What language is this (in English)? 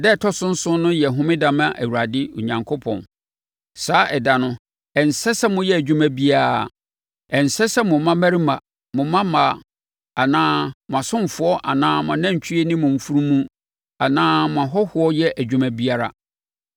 Akan